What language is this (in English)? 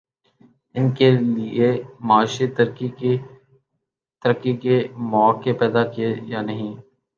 Urdu